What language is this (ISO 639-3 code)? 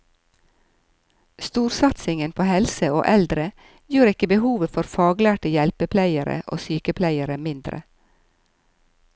nor